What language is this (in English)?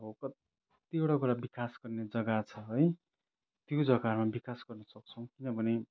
Nepali